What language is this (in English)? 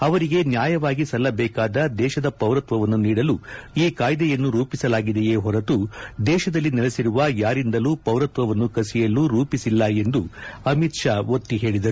Kannada